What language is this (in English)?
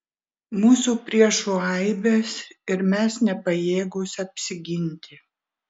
Lithuanian